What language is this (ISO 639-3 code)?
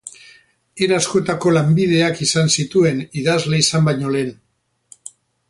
eus